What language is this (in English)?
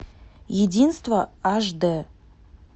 Russian